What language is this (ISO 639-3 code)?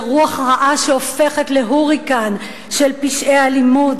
heb